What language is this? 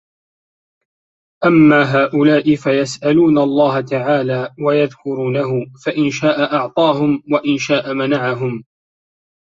Arabic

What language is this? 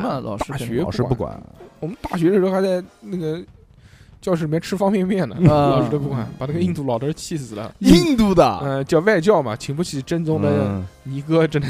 Chinese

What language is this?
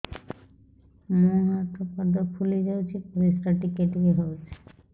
Odia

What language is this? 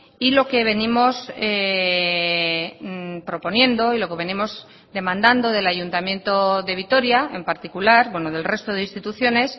Spanish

